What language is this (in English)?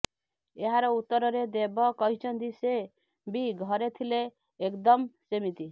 Odia